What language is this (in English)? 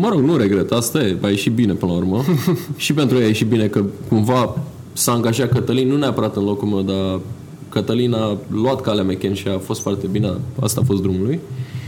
Romanian